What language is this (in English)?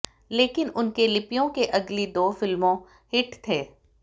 Hindi